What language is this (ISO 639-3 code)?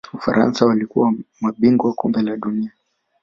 swa